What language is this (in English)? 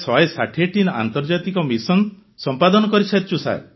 Odia